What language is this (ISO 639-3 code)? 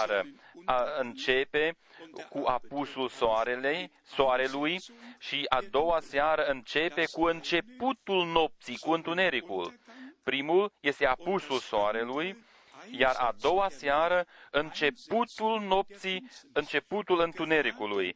ron